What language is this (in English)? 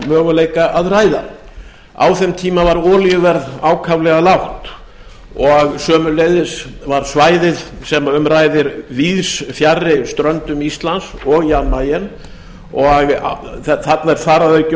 Icelandic